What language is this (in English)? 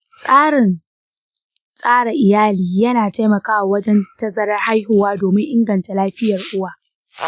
Hausa